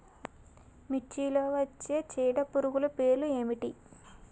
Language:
Telugu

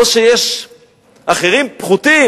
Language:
Hebrew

